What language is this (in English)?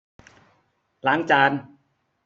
Thai